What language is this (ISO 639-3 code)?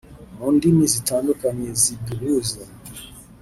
kin